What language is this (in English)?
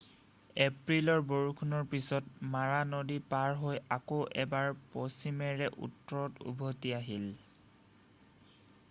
Assamese